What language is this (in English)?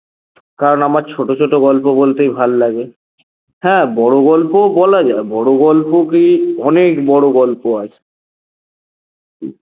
Bangla